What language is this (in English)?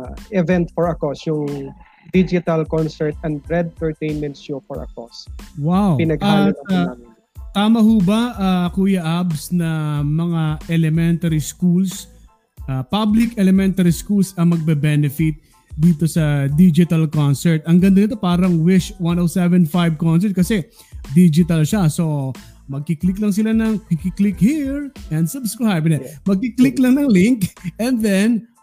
Filipino